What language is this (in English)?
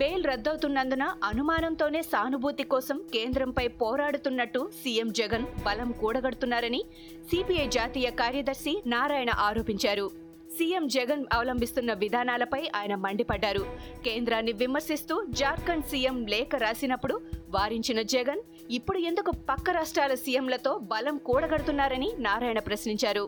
Telugu